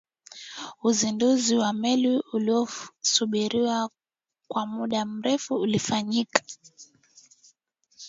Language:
Swahili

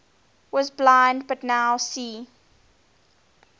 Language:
English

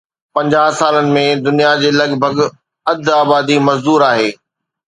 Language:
Sindhi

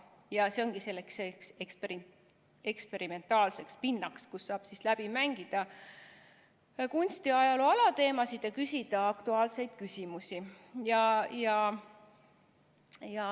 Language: Estonian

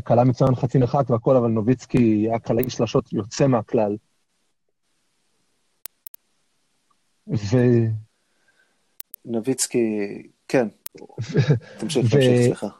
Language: Hebrew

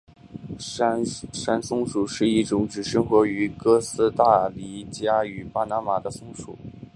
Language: Chinese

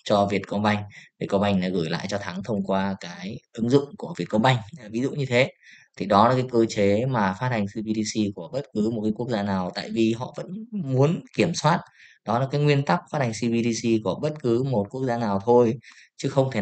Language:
Vietnamese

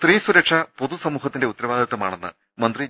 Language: Malayalam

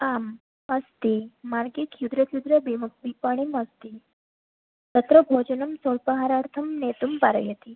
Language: Sanskrit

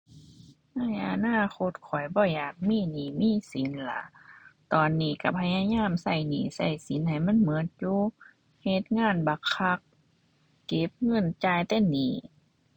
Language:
Thai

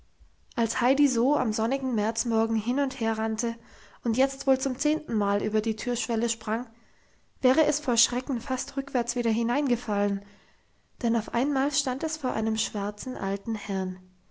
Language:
German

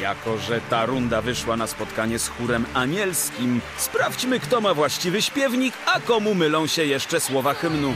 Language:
Polish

